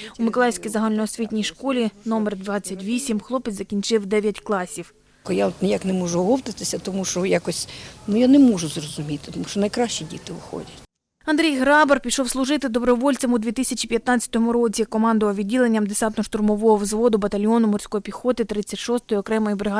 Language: Ukrainian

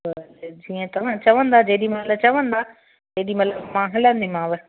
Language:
Sindhi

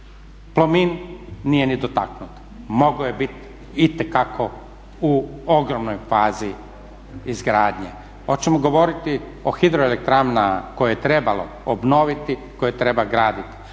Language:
Croatian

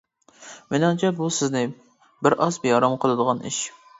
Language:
Uyghur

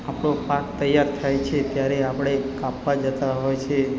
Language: Gujarati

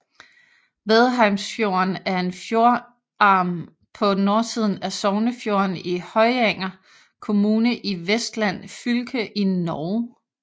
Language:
Danish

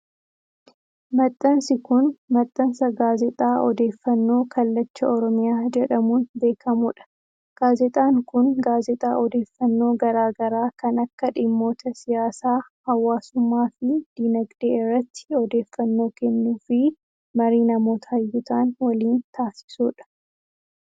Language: Oromo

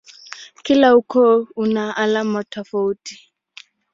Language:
Swahili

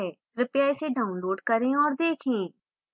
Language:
Hindi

